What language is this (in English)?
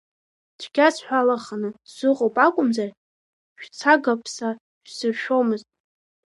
Abkhazian